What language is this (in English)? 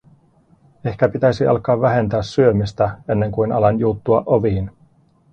Finnish